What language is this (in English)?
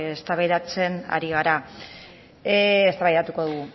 Basque